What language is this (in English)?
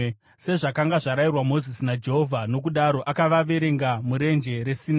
Shona